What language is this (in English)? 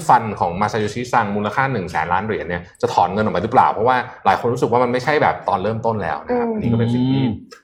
Thai